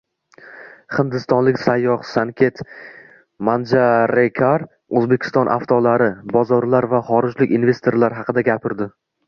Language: Uzbek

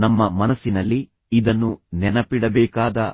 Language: Kannada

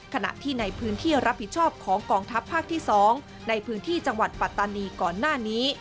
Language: Thai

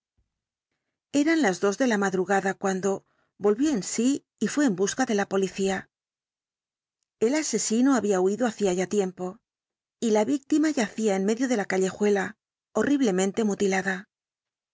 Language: Spanish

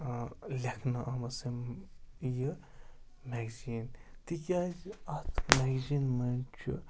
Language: Kashmiri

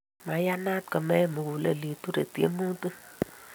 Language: Kalenjin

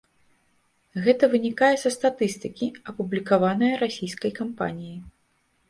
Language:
Belarusian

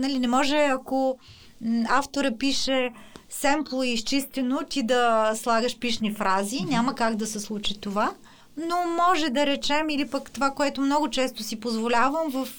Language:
Bulgarian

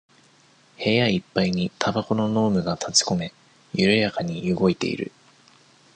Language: Japanese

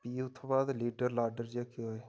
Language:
Dogri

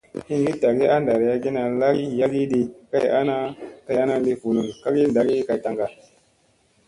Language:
Musey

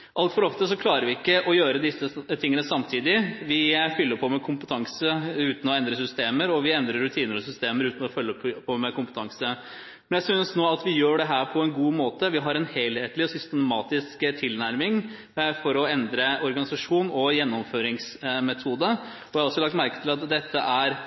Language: Norwegian Bokmål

